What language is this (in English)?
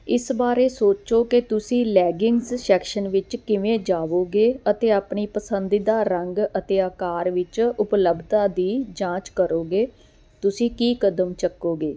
Punjabi